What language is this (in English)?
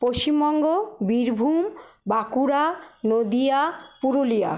Bangla